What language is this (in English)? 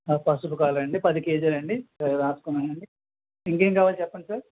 Telugu